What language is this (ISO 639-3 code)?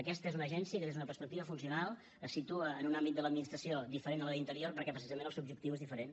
cat